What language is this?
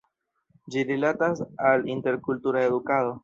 Esperanto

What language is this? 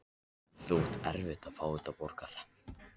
Icelandic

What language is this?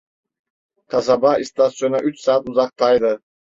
Turkish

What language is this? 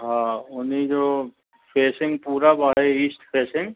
Sindhi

